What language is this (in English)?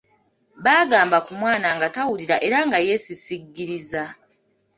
Ganda